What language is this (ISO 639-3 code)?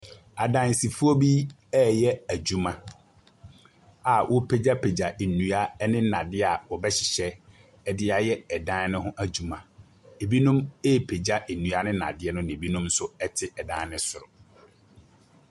aka